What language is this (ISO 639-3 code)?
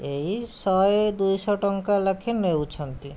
ori